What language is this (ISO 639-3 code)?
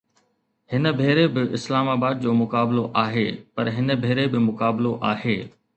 snd